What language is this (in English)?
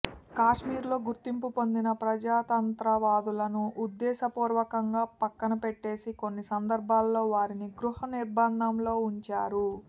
Telugu